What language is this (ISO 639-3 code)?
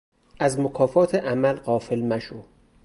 fas